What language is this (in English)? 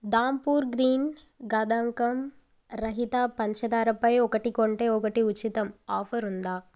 Telugu